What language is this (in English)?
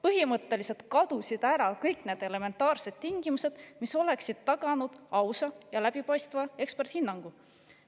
Estonian